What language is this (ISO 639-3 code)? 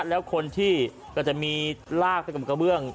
tha